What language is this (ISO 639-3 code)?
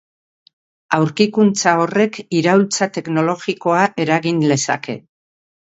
eus